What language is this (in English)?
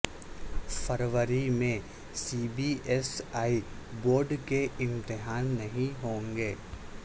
Urdu